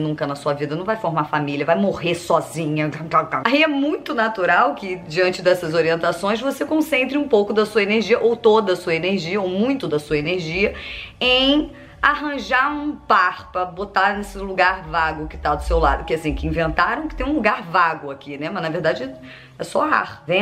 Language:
Portuguese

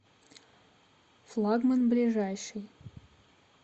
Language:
Russian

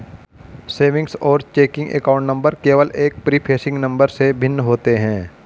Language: Hindi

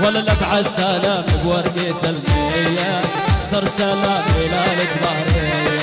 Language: Arabic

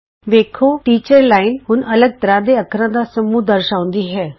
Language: Punjabi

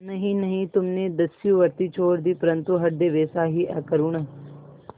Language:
Hindi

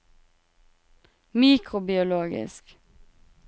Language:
Norwegian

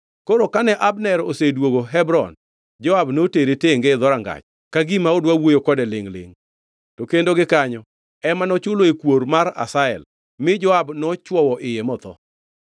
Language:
Luo (Kenya and Tanzania)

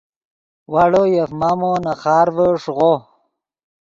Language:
Yidgha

